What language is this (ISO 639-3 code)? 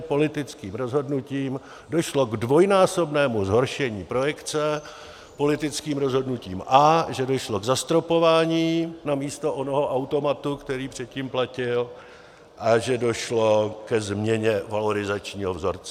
ces